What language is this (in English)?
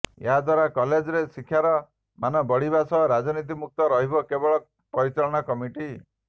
Odia